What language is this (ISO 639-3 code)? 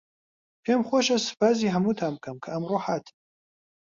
ckb